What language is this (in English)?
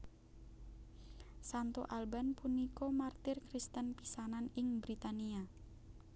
Javanese